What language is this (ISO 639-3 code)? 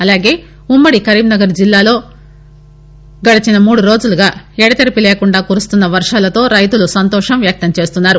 tel